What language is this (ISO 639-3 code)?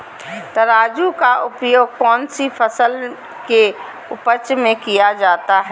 mag